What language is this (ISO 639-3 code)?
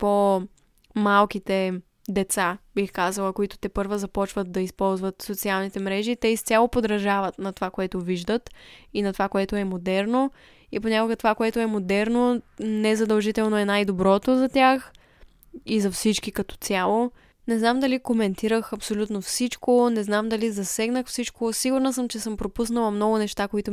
bul